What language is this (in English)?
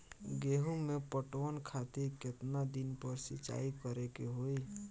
Bhojpuri